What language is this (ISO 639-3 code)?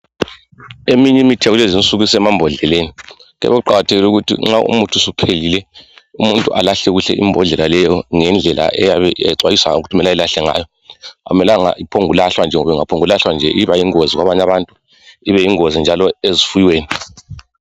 nde